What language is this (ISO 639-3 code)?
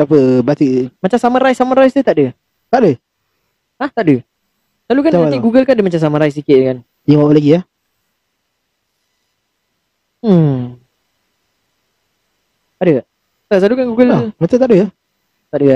msa